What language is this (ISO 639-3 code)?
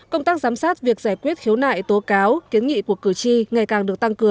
vie